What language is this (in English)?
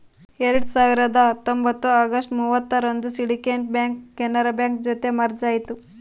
Kannada